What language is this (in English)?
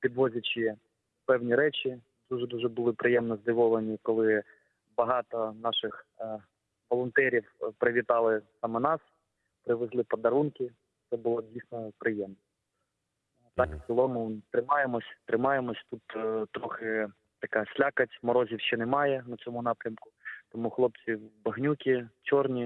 Ukrainian